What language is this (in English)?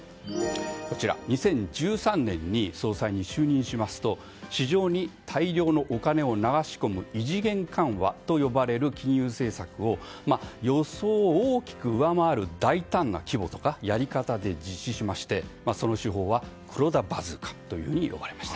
Japanese